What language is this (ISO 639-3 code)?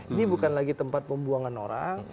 ind